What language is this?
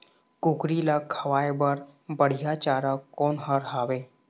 Chhattisgarhi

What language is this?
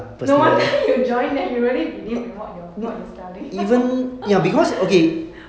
English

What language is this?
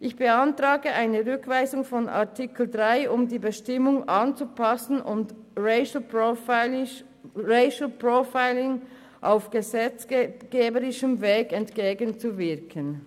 Swiss German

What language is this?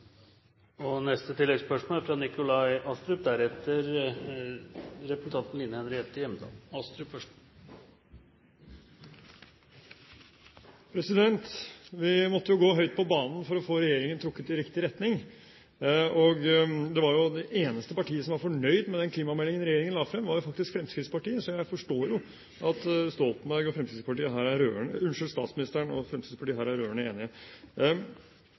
Norwegian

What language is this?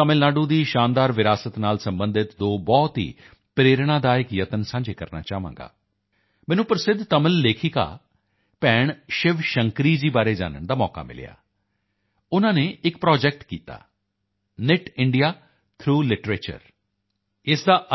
Punjabi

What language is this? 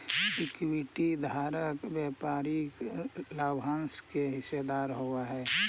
Magahi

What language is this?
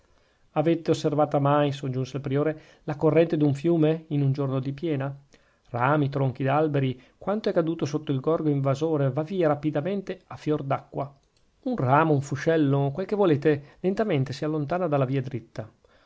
Italian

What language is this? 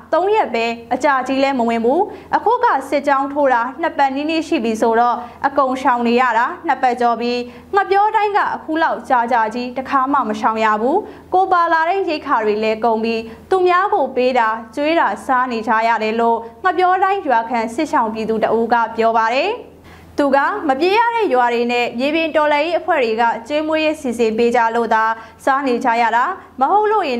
Thai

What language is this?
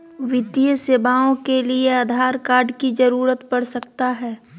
Magahi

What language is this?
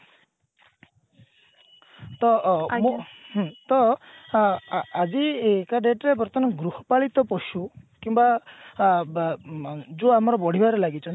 Odia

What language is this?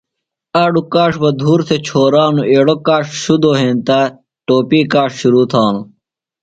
Phalura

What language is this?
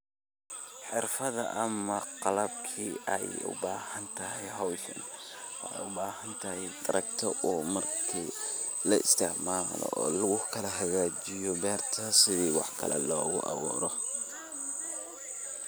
Somali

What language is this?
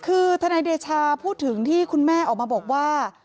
Thai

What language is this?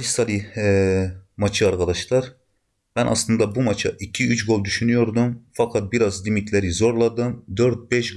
Turkish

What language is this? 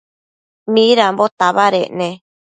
Matsés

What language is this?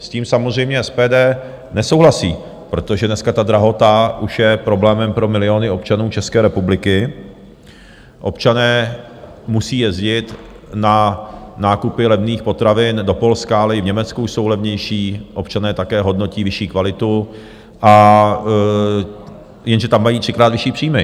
Czech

